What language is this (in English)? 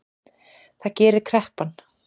Icelandic